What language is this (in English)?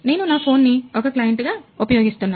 Telugu